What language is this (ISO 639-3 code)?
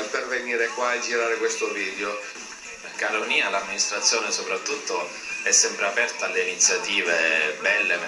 ita